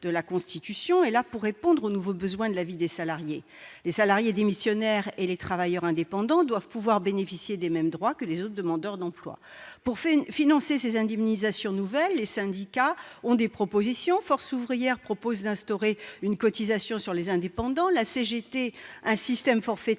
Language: French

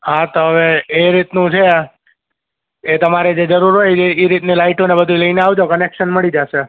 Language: Gujarati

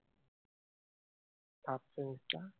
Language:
Assamese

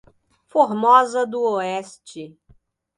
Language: Portuguese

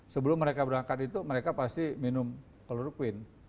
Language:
Indonesian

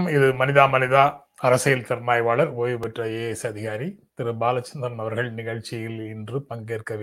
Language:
Tamil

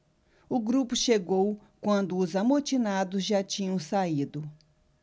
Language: Portuguese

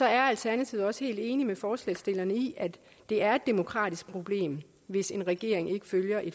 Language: Danish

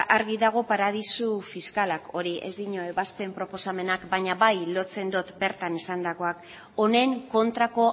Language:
Basque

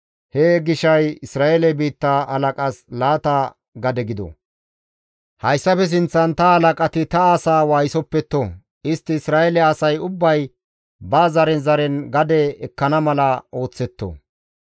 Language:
Gamo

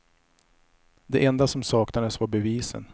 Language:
Swedish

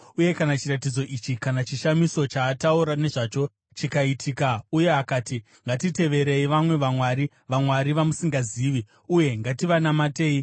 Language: Shona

